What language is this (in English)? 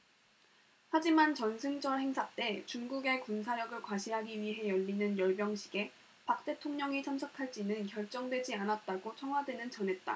Korean